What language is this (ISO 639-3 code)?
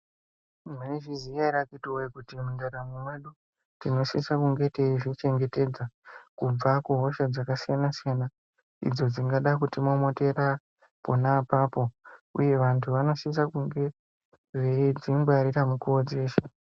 ndc